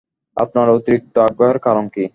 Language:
Bangla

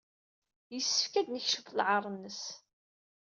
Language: Kabyle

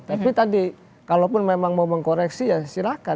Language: Indonesian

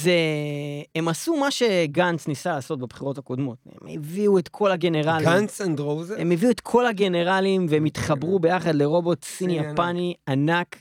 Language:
Hebrew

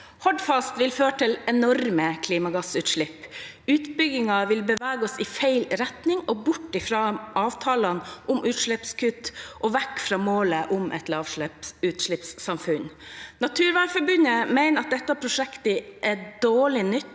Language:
Norwegian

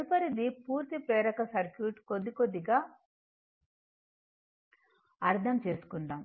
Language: Telugu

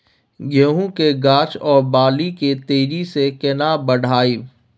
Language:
Maithili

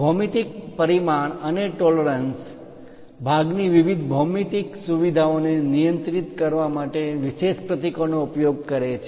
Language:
Gujarati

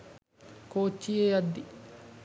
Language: Sinhala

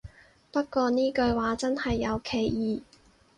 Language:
Cantonese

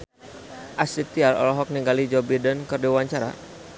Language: Sundanese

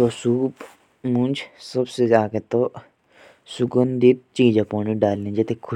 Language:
Jaunsari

